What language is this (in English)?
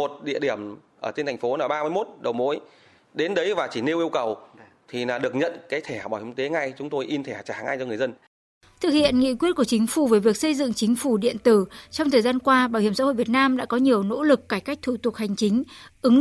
Vietnamese